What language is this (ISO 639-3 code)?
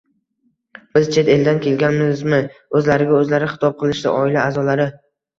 uzb